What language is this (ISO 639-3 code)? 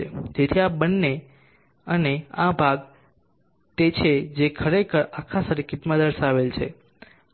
guj